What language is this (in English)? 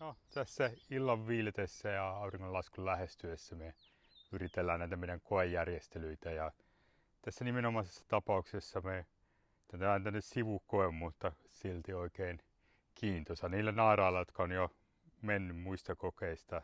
Finnish